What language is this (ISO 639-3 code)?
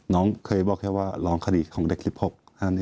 tha